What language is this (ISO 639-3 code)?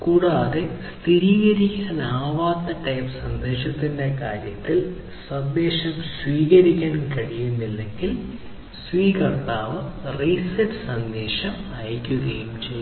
mal